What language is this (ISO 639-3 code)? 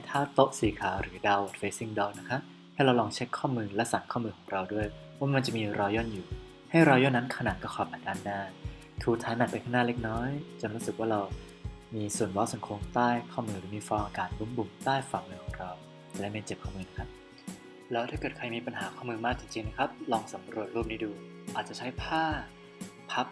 tha